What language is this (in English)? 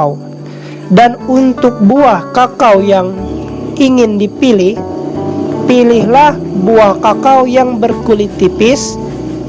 Indonesian